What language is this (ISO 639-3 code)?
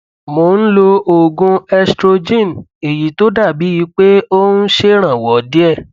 yor